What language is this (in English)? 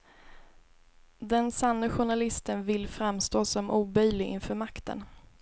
Swedish